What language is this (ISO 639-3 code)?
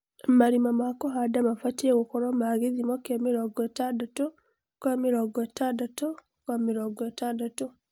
kik